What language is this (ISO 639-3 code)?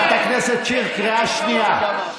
heb